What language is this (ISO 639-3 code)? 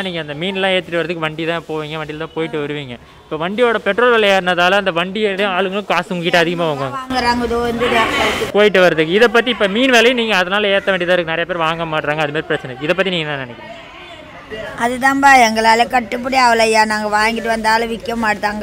ind